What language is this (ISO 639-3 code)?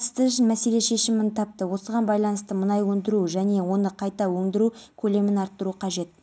kaz